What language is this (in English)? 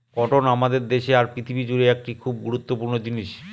Bangla